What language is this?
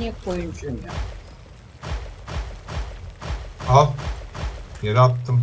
Turkish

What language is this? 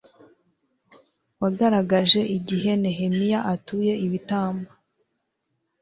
Kinyarwanda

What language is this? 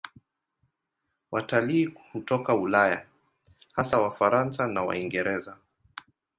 Swahili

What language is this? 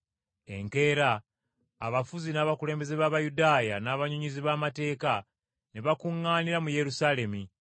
Ganda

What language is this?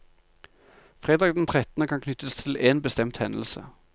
Norwegian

